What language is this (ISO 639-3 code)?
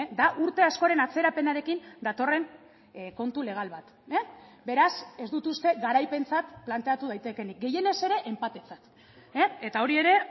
eus